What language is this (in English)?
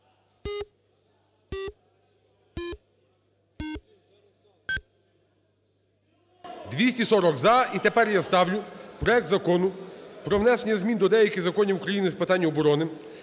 Ukrainian